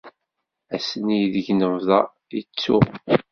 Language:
Kabyle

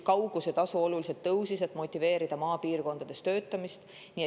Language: Estonian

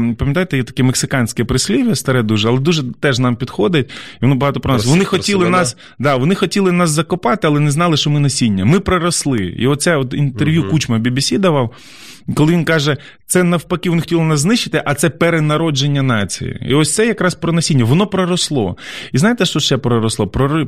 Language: Ukrainian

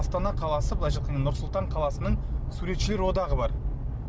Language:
Kazakh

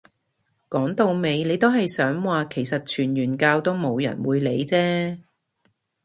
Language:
Cantonese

